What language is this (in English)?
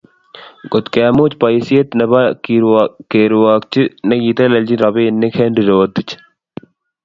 Kalenjin